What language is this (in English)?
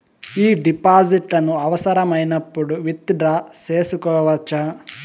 Telugu